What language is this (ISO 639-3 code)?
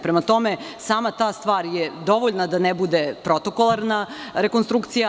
srp